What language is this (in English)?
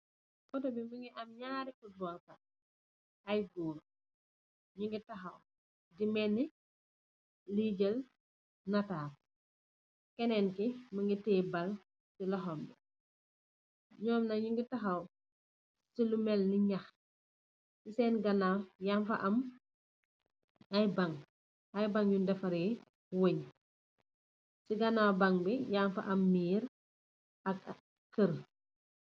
Wolof